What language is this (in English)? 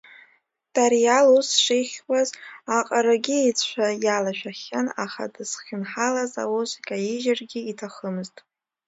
Abkhazian